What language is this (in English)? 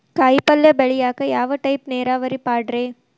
Kannada